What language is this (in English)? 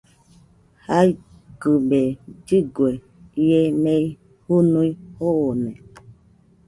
Nüpode Huitoto